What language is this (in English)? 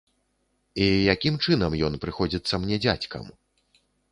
Belarusian